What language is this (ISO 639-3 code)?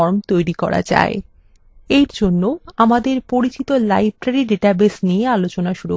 ben